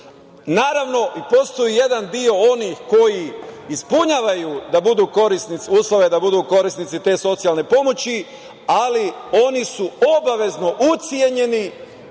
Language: Serbian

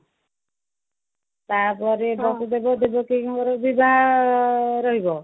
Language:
Odia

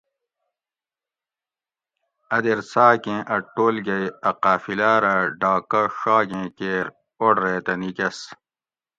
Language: Gawri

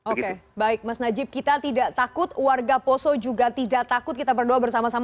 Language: Indonesian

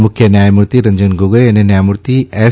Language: Gujarati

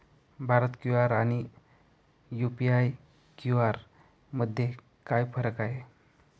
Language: Marathi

